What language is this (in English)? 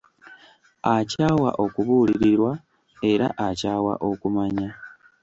Ganda